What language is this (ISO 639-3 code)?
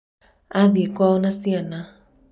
kik